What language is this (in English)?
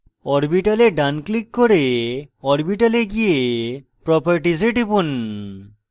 Bangla